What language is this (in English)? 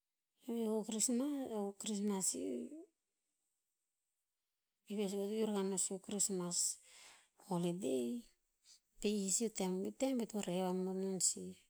Tinputz